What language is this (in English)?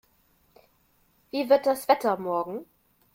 German